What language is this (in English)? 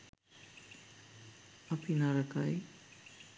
Sinhala